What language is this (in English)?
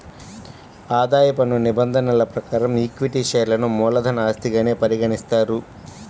Telugu